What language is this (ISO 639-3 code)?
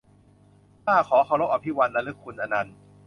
tha